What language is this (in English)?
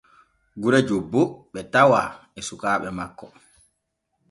Borgu Fulfulde